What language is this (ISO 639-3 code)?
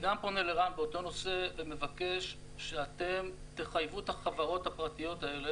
heb